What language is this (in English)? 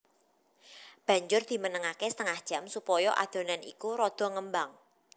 Javanese